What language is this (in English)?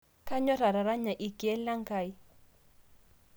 Masai